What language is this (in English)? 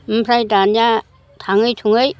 Bodo